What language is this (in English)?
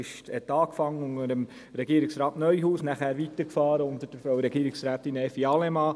Swiss German